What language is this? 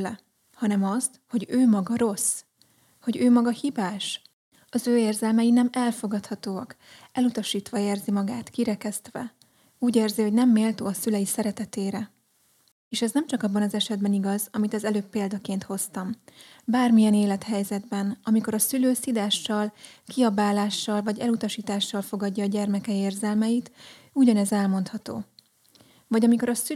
Hungarian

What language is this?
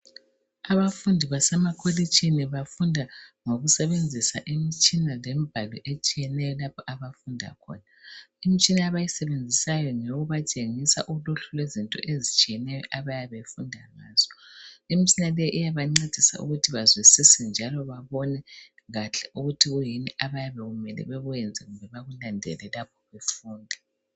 North Ndebele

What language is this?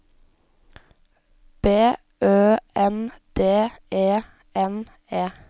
Norwegian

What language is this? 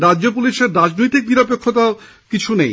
Bangla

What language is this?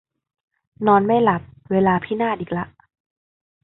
Thai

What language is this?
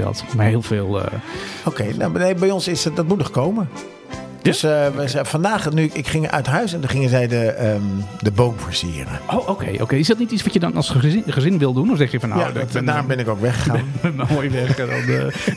Dutch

